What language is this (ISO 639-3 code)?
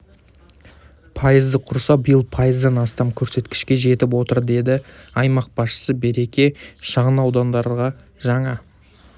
kaz